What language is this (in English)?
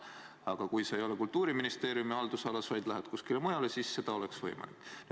Estonian